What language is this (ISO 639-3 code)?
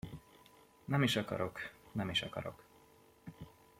hun